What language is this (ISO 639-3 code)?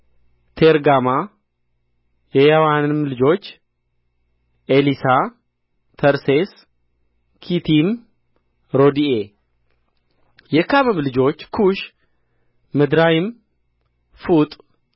amh